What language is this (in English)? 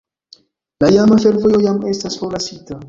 Esperanto